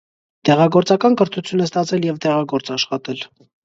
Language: Armenian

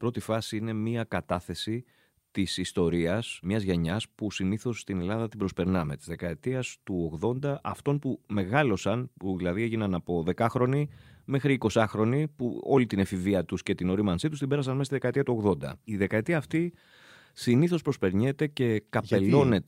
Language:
Greek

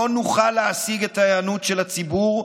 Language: Hebrew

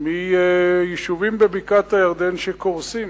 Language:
Hebrew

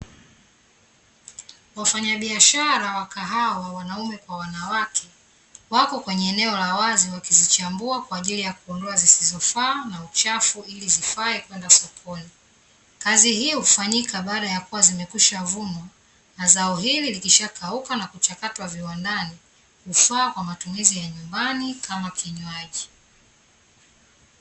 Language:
Swahili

